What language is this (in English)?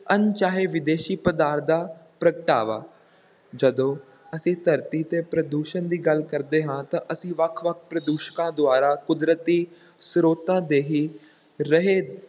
Punjabi